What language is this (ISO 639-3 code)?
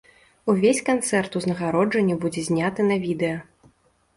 bel